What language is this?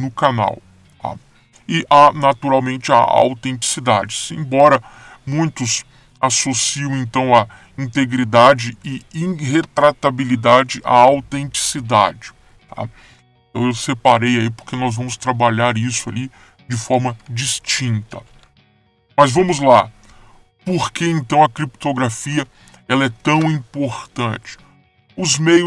Portuguese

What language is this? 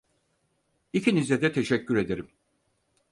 Turkish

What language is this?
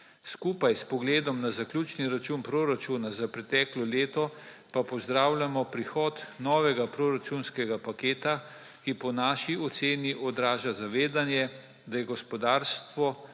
Slovenian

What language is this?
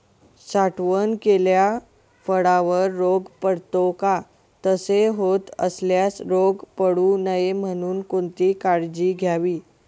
Marathi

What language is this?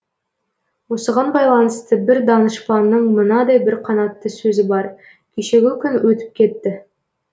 Kazakh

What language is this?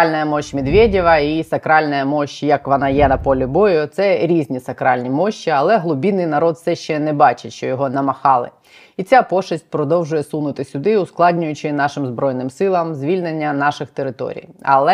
Ukrainian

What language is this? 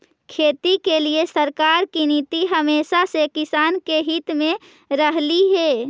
Magahi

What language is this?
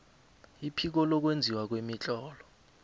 South Ndebele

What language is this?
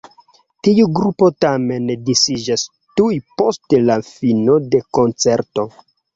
Esperanto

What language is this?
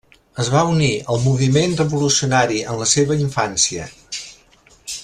Catalan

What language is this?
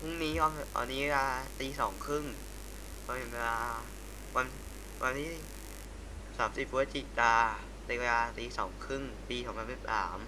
Thai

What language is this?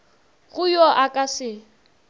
Northern Sotho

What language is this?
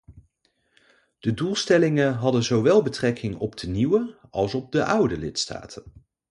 Dutch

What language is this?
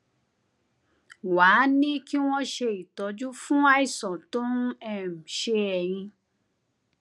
Yoruba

